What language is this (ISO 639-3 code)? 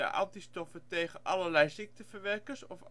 nld